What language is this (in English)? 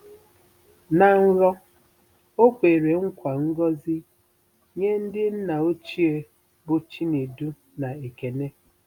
Igbo